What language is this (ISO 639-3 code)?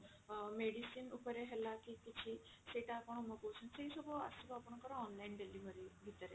ori